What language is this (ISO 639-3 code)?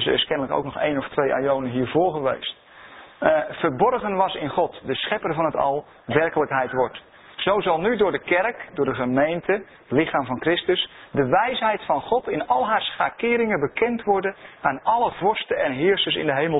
nld